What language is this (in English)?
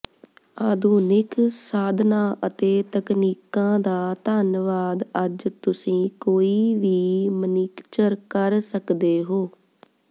Punjabi